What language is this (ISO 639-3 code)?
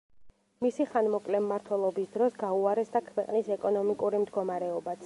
kat